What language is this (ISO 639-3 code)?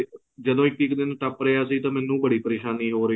pan